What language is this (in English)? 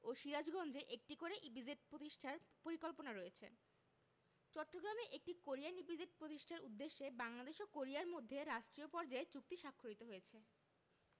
Bangla